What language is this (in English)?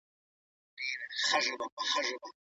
Pashto